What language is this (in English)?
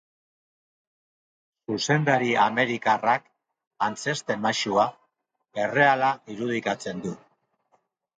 Basque